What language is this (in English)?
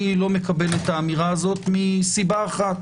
Hebrew